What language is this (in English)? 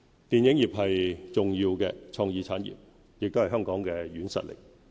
Cantonese